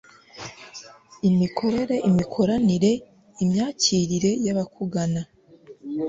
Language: Kinyarwanda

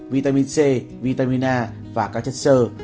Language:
Vietnamese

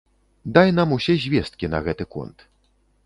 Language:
Belarusian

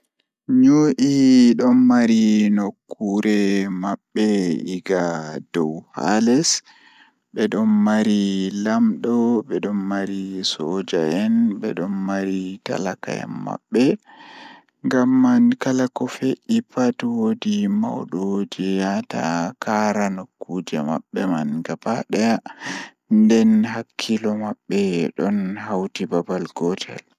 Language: Fula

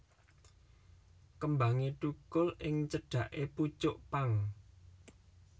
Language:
Javanese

